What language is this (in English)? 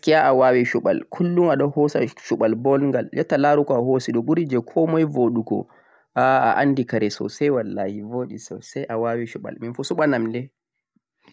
Central-Eastern Niger Fulfulde